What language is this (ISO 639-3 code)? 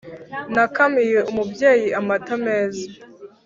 kin